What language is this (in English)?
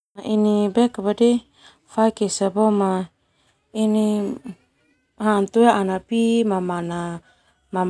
Termanu